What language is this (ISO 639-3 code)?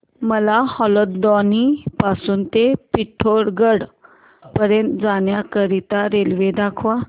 mar